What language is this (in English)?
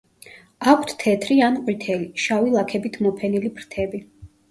Georgian